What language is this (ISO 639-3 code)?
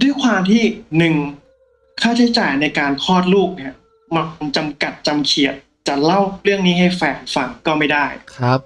tha